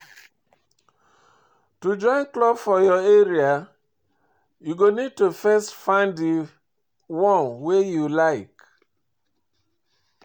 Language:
Nigerian Pidgin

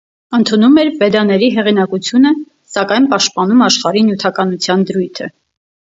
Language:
Armenian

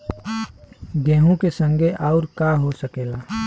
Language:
Bhojpuri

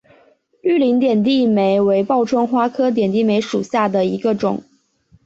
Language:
Chinese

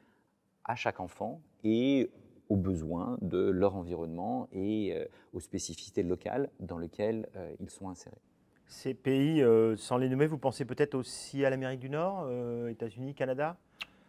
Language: French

